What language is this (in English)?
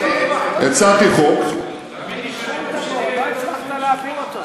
Hebrew